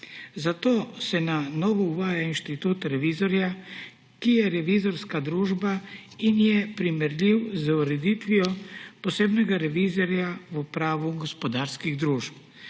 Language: Slovenian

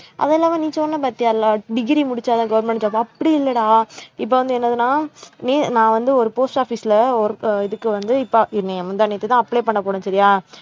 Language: Tamil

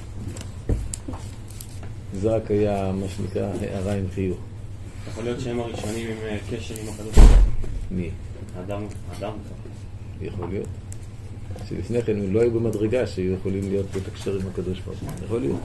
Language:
Hebrew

